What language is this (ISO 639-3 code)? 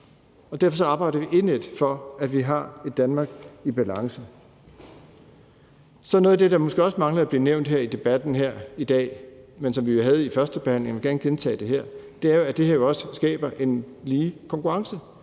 dan